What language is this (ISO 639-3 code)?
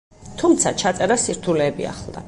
kat